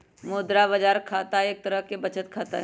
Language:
Magahi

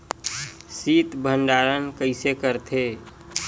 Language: Chhattisgarhi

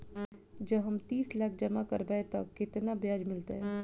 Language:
Maithili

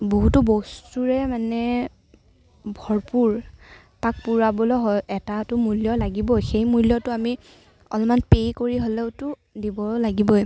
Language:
Assamese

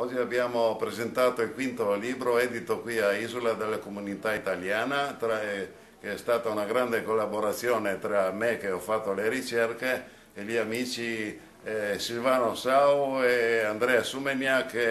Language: Italian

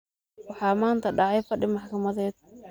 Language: Somali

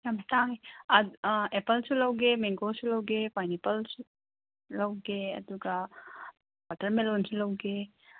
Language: Manipuri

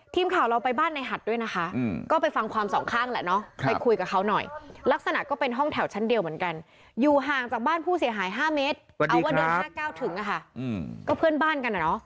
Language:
Thai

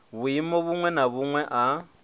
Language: Venda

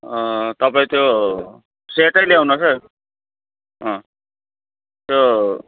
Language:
Nepali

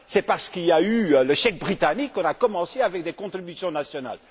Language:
French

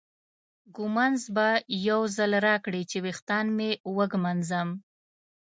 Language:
Pashto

